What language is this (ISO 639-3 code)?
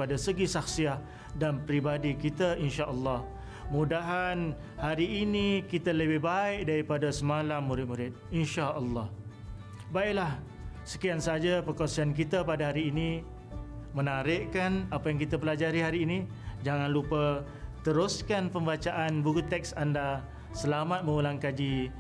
msa